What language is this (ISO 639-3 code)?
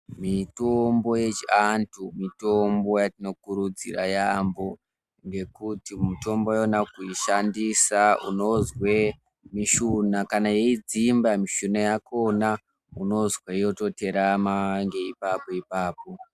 ndc